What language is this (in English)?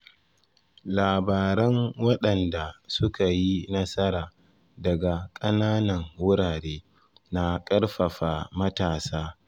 Hausa